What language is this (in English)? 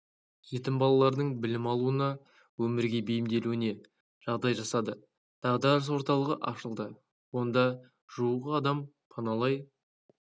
Kazakh